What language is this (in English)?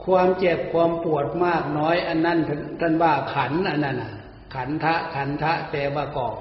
Thai